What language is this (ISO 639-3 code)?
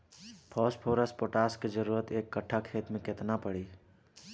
bho